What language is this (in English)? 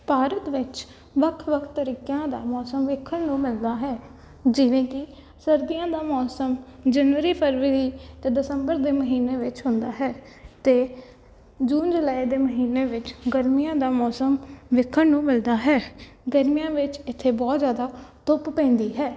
Punjabi